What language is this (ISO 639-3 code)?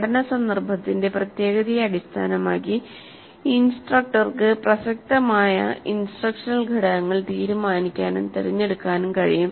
mal